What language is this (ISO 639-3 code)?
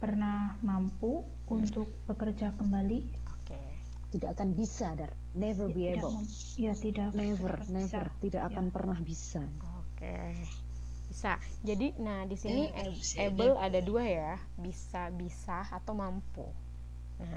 ind